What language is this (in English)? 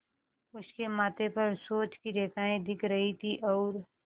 Hindi